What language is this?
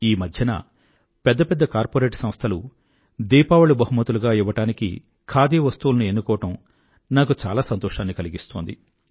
Telugu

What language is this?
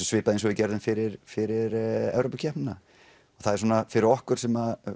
Icelandic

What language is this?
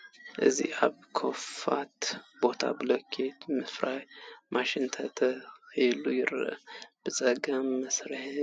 Tigrinya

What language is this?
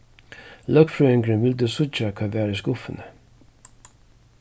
Faroese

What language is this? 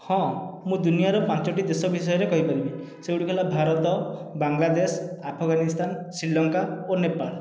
Odia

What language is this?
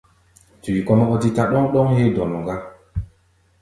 Gbaya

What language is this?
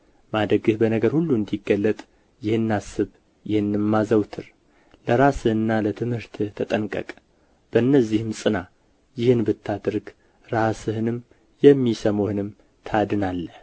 Amharic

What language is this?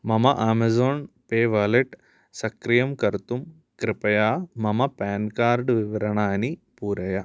Sanskrit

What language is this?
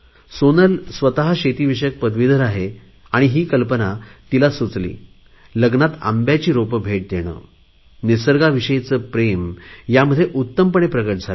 Marathi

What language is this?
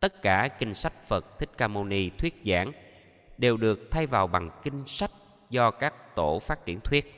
Vietnamese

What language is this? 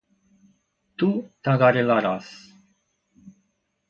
Portuguese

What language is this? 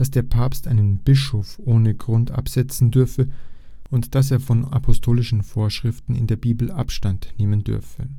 German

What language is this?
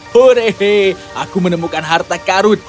Indonesian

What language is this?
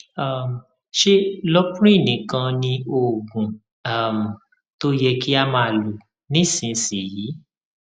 Yoruba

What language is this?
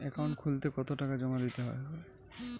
Bangla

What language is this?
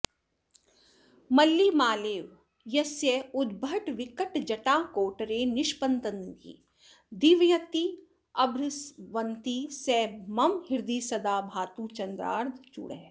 Sanskrit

